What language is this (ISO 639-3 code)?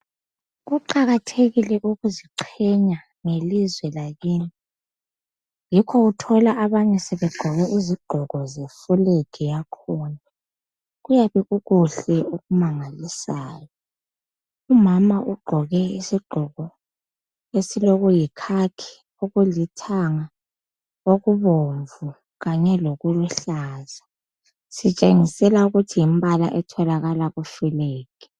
nde